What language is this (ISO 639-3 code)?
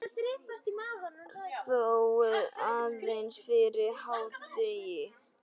isl